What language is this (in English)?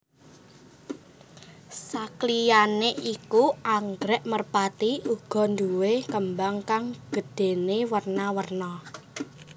Javanese